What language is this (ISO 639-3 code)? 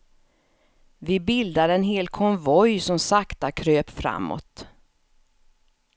swe